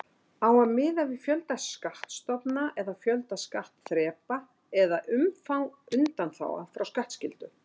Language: Icelandic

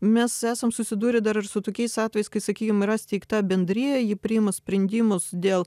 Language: Lithuanian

